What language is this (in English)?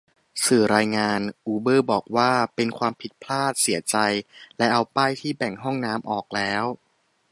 Thai